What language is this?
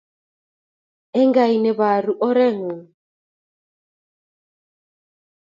Kalenjin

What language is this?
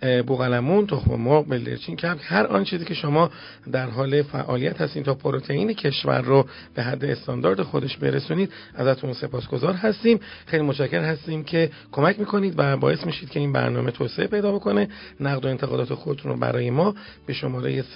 Persian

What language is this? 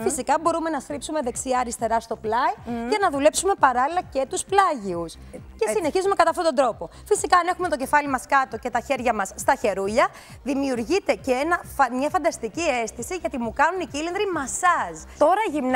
Greek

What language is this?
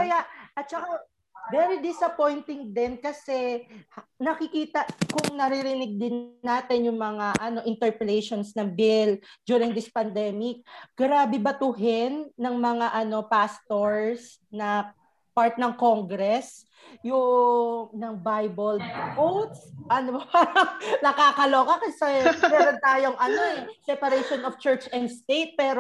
Filipino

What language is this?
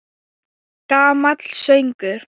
Icelandic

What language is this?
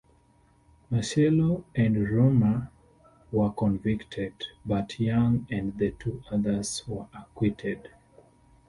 English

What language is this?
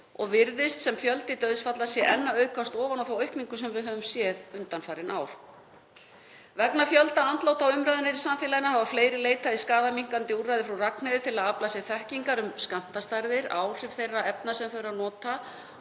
Icelandic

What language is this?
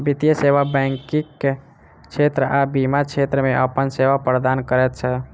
Maithili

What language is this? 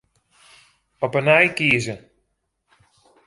Western Frisian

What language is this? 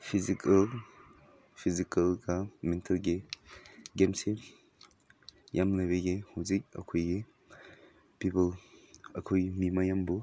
Manipuri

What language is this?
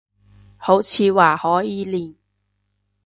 Cantonese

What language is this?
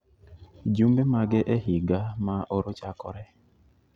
Luo (Kenya and Tanzania)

